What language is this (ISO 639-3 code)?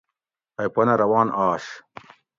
gwc